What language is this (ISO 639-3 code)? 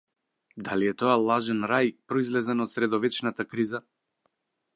mkd